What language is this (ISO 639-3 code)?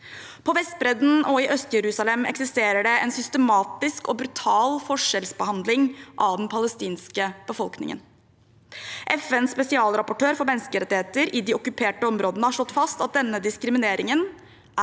nor